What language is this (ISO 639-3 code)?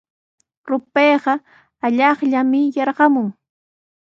qws